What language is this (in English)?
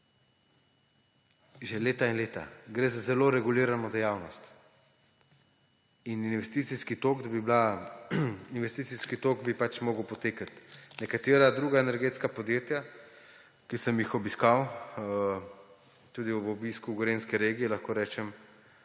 Slovenian